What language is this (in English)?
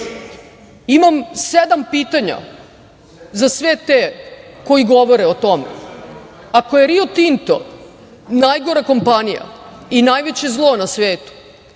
Serbian